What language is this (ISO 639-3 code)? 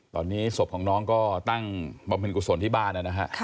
tha